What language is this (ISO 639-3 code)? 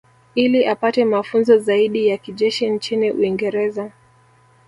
swa